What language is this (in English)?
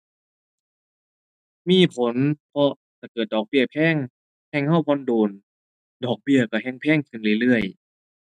Thai